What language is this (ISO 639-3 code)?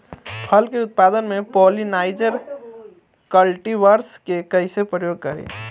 bho